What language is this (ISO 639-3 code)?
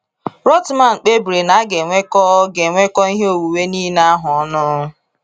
ibo